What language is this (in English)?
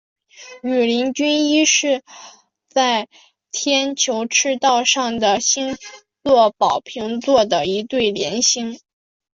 Chinese